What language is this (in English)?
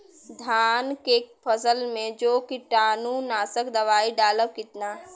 Bhojpuri